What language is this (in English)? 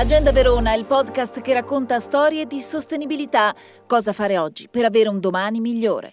Italian